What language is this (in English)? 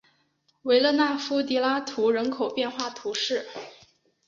Chinese